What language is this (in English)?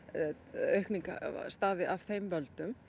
Icelandic